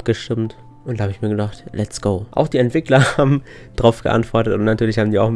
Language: German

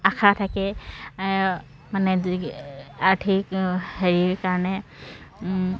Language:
Assamese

